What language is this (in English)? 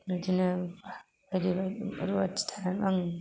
Bodo